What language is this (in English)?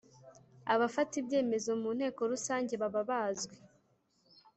Kinyarwanda